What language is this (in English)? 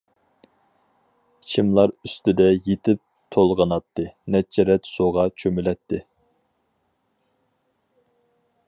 Uyghur